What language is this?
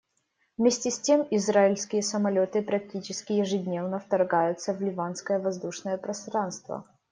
Russian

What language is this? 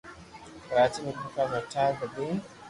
Loarki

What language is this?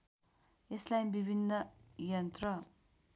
Nepali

